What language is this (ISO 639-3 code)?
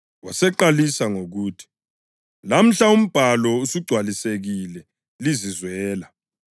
nde